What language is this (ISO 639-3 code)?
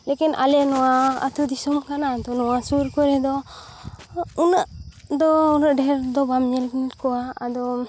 sat